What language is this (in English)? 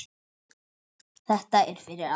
Icelandic